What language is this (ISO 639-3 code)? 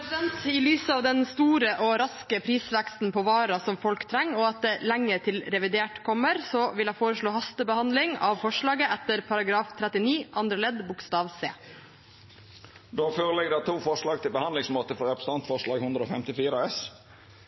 nor